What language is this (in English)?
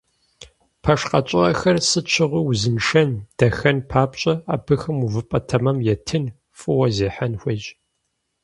Kabardian